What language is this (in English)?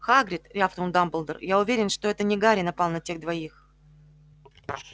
Russian